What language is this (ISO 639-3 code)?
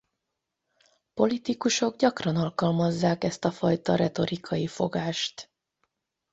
hun